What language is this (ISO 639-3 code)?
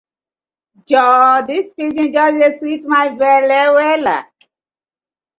pcm